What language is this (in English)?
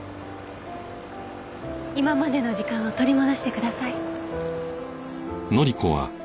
Japanese